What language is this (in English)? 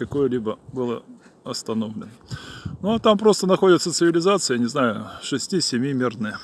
Russian